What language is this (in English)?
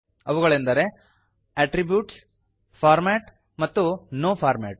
Kannada